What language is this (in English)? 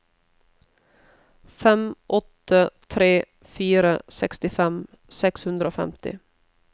Norwegian